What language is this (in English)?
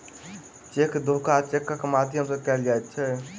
Maithili